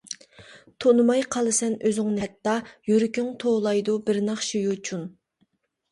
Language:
Uyghur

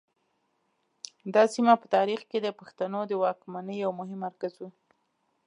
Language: Pashto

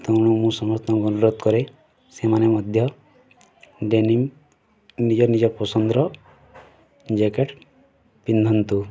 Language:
Odia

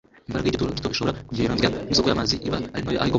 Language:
Kinyarwanda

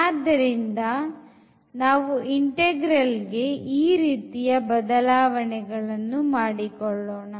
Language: Kannada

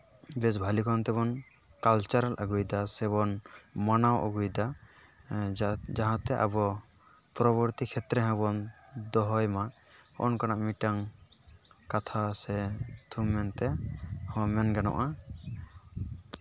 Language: Santali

